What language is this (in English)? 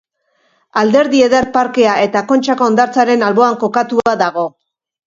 Basque